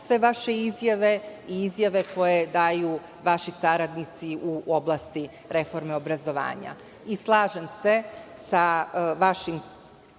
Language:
Serbian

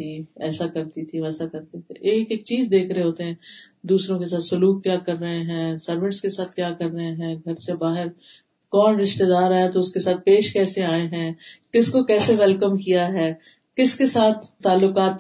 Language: Urdu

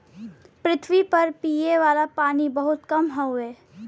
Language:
Bhojpuri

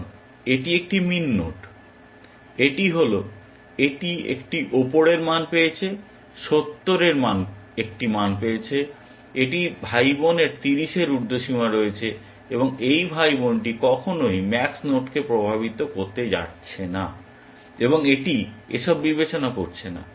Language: Bangla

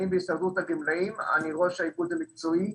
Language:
Hebrew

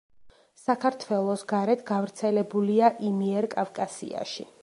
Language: Georgian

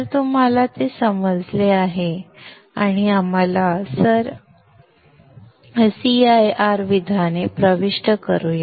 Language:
Marathi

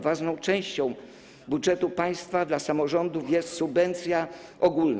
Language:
Polish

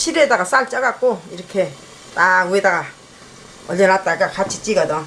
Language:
Korean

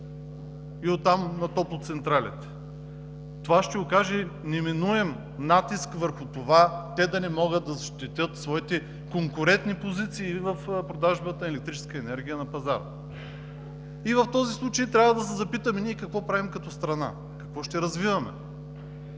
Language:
Bulgarian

